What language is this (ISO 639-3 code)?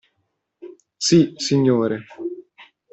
ita